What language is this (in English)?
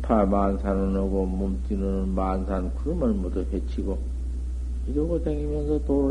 Korean